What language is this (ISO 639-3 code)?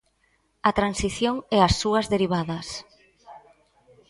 glg